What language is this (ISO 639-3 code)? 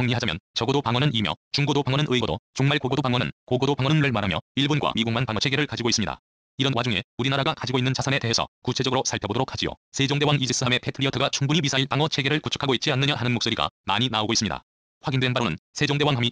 kor